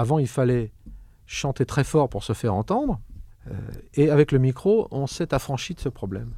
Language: French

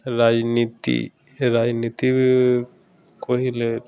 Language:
Odia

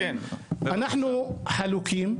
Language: Hebrew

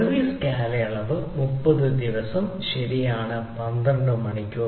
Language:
Malayalam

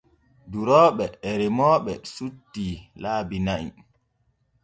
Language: Borgu Fulfulde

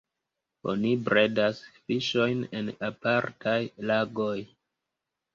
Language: Esperanto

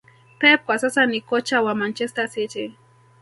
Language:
Swahili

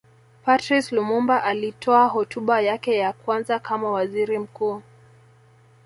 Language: Swahili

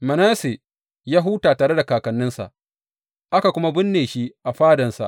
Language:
Hausa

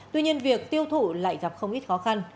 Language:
Vietnamese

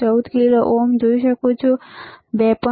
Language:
Gujarati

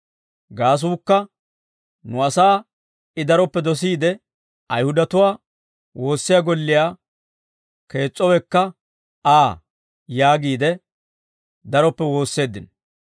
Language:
Dawro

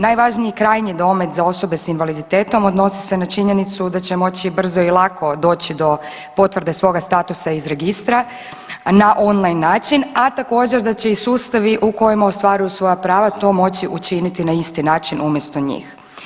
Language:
Croatian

